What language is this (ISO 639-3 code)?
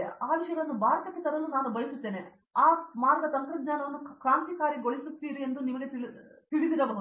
kan